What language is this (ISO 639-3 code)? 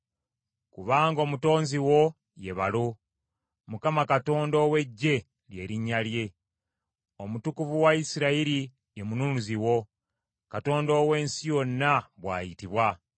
lug